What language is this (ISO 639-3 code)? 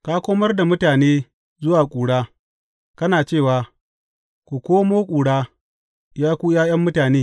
hau